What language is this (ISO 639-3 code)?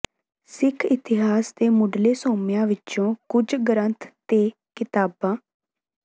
pan